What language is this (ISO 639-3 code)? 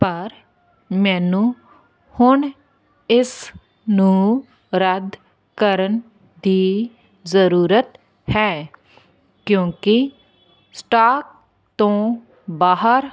pan